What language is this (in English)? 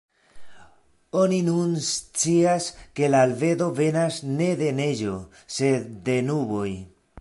Esperanto